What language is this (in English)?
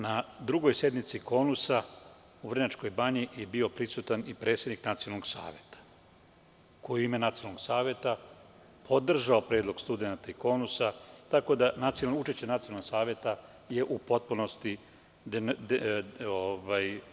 Serbian